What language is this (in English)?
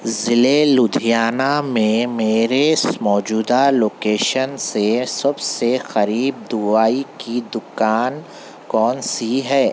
Urdu